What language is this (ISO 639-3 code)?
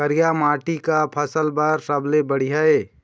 hne